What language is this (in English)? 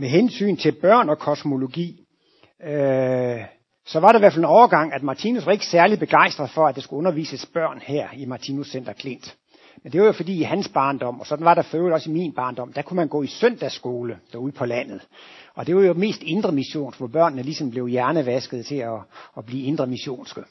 Danish